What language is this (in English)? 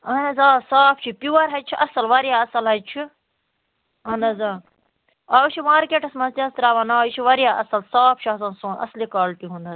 Kashmiri